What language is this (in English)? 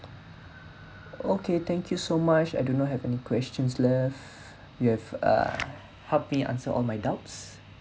English